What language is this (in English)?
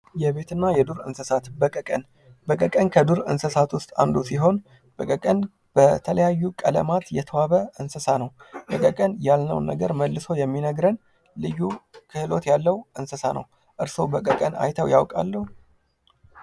Amharic